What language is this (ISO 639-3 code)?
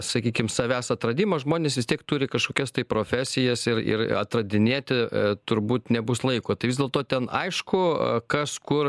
lit